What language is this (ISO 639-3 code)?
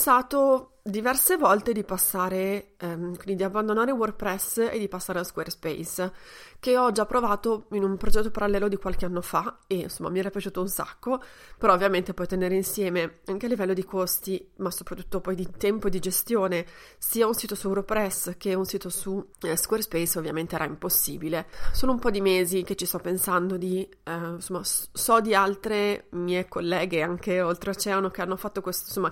ita